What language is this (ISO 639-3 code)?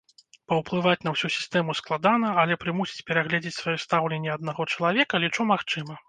bel